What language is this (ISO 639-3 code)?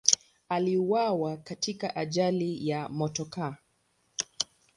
swa